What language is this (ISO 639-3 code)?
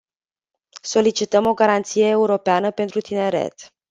ron